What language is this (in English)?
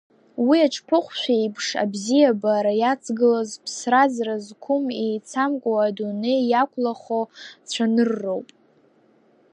Abkhazian